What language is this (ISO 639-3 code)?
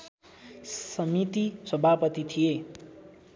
nep